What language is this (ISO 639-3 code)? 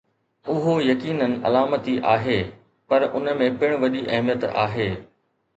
snd